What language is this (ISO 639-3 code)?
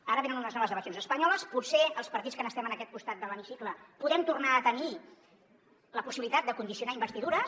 cat